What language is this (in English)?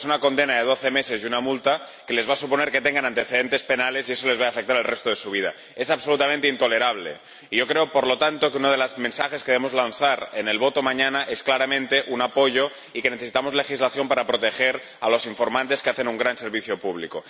Spanish